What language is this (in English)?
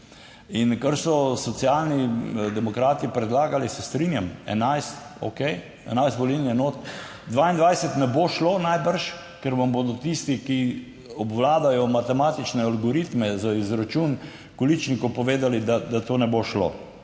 Slovenian